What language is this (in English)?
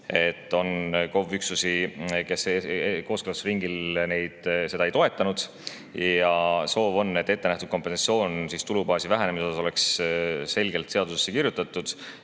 Estonian